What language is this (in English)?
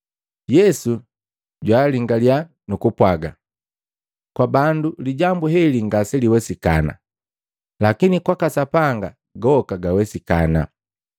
Matengo